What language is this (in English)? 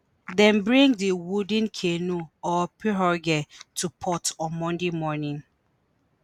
Nigerian Pidgin